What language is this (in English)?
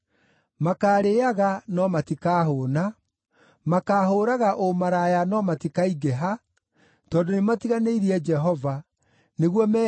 Kikuyu